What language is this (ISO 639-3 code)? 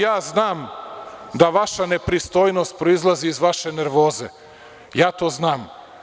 srp